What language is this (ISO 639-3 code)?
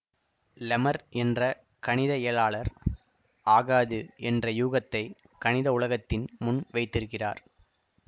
tam